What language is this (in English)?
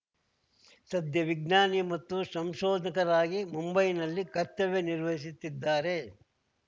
Kannada